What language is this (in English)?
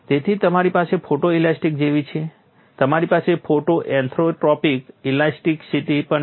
Gujarati